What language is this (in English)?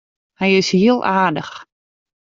Western Frisian